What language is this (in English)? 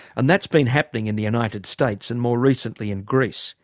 English